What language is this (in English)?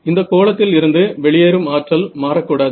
Tamil